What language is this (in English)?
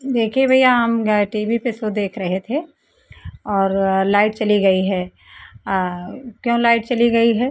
Hindi